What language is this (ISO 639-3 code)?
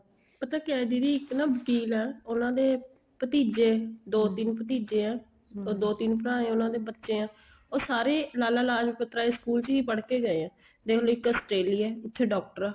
pan